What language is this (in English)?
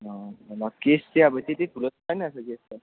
Nepali